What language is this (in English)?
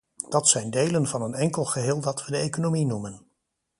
Dutch